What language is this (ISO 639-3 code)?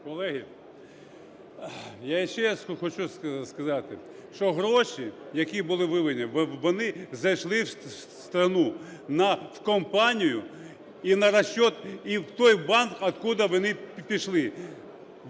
ukr